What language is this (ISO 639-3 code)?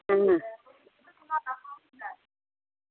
doi